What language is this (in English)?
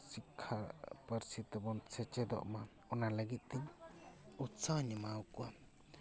Santali